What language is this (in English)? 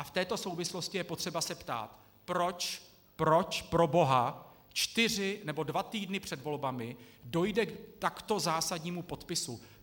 Czech